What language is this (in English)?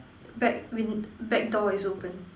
English